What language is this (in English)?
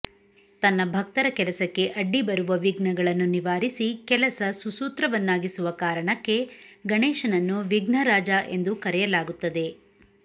Kannada